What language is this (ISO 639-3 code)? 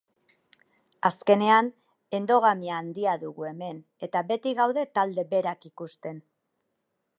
eus